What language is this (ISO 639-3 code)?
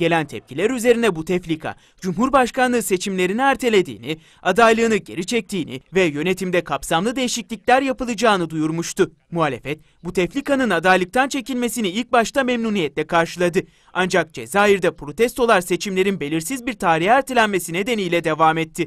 tur